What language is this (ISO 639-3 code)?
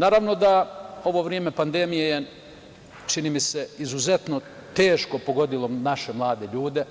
srp